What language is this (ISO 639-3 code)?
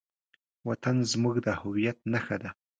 pus